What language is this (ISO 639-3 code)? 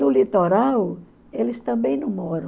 por